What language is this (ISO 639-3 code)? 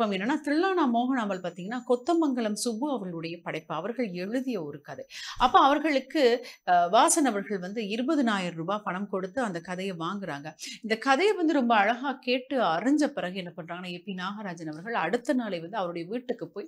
tam